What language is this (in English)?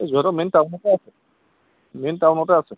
Assamese